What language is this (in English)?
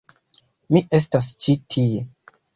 Esperanto